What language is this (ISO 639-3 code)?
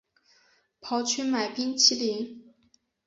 zho